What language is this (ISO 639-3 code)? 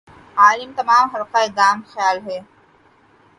urd